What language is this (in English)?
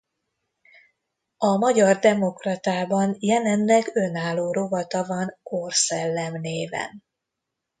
Hungarian